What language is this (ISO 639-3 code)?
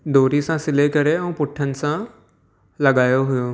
snd